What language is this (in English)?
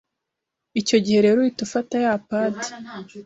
Kinyarwanda